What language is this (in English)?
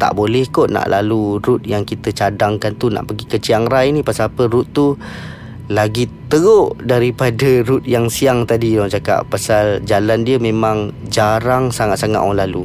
Malay